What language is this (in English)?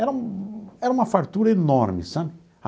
Portuguese